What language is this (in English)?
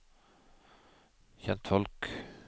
Norwegian